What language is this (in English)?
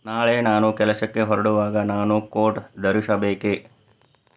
Kannada